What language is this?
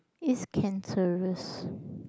English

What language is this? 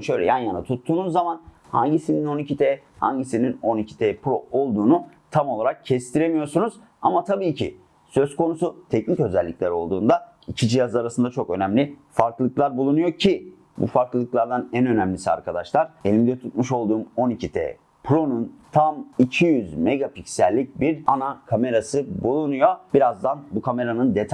Turkish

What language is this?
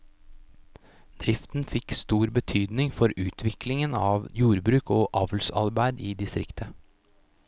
Norwegian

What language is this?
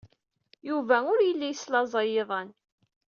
Kabyle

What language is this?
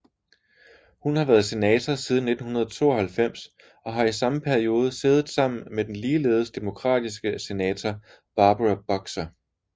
Danish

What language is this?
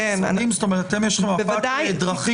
Hebrew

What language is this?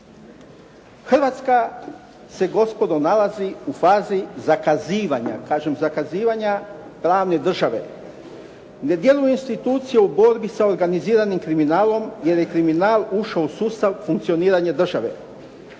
Croatian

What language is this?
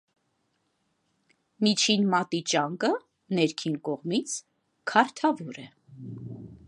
Armenian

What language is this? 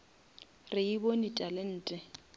Northern Sotho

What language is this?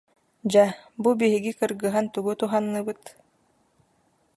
Yakut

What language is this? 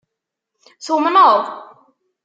Kabyle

